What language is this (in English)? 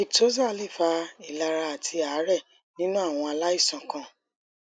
Yoruba